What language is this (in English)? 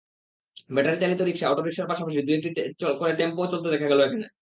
Bangla